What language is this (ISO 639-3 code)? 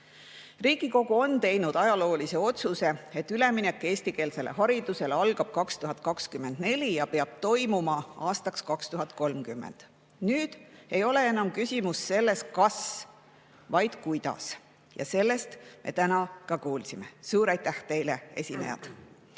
est